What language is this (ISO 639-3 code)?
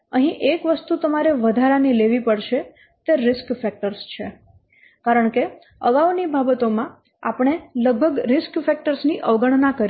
guj